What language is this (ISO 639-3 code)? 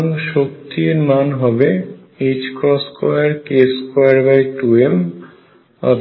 ben